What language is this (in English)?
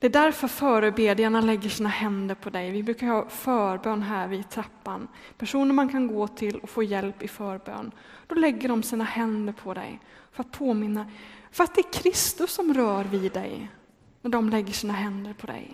Swedish